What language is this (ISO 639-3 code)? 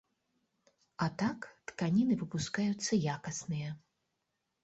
bel